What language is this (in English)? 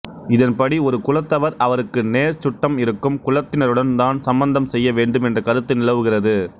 Tamil